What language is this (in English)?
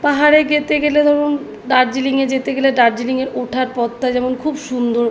Bangla